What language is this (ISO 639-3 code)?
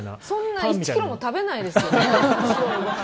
jpn